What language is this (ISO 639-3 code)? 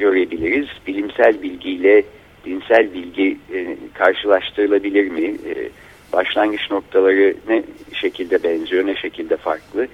tur